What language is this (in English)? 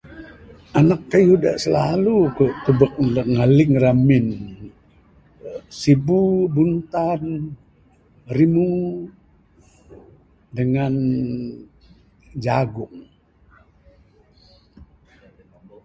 Bukar-Sadung Bidayuh